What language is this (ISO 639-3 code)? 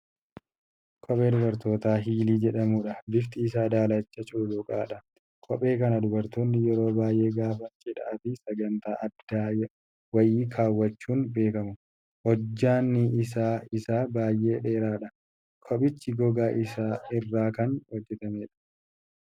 orm